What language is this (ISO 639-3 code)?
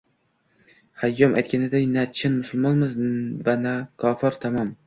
uzb